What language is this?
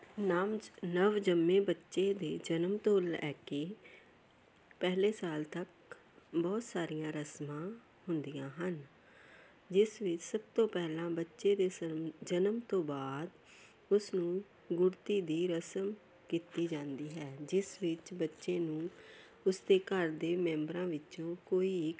Punjabi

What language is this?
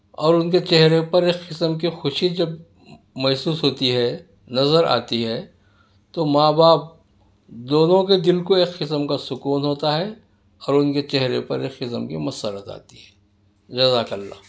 Urdu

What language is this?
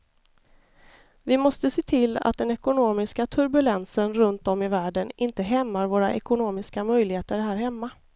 Swedish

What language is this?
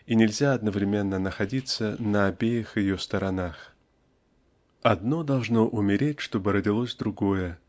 Russian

